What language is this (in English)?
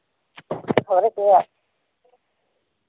Dogri